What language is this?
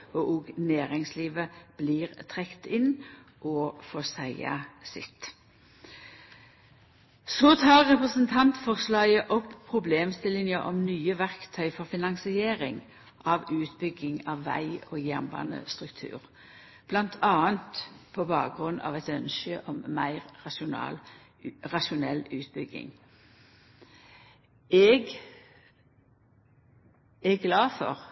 Norwegian Nynorsk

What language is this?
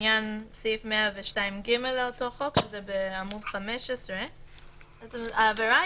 Hebrew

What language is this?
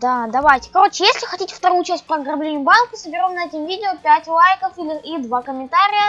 Russian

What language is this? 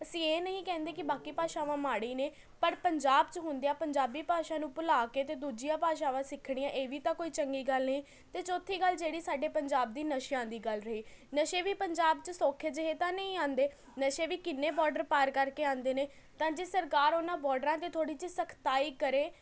Punjabi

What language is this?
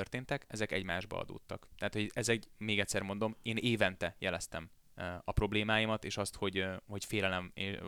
Hungarian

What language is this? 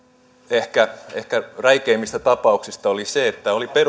Finnish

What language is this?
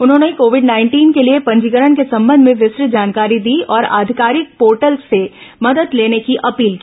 Hindi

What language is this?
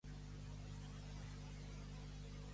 Catalan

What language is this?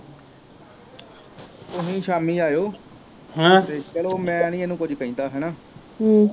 Punjabi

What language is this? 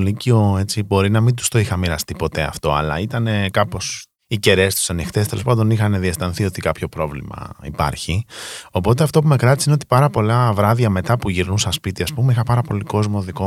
Greek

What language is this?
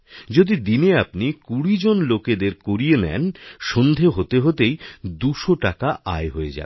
Bangla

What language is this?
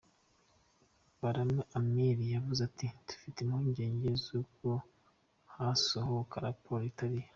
Kinyarwanda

